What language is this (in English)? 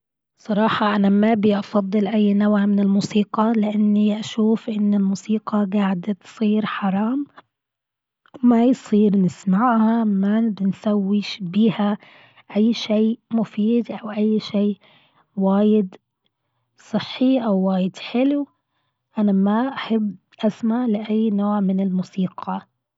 Gulf Arabic